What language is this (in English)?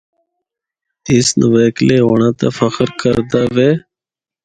Northern Hindko